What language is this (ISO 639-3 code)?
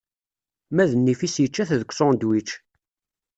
kab